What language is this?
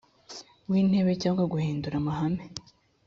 Kinyarwanda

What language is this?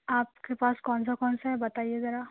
Urdu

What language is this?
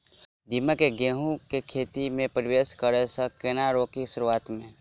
Maithili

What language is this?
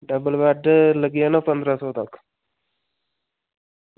Dogri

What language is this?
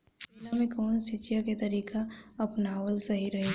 Bhojpuri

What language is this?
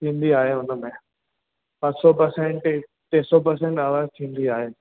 Sindhi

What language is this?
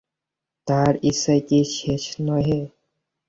Bangla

